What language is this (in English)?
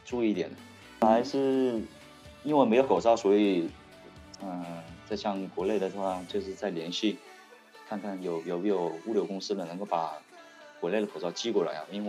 Chinese